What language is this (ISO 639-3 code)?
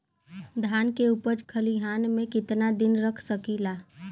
bho